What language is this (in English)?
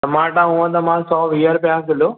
Sindhi